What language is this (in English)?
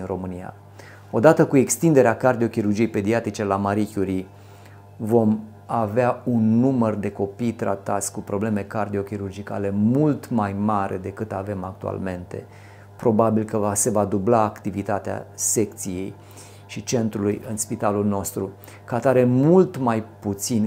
Romanian